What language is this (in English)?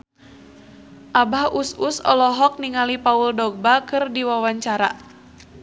Sundanese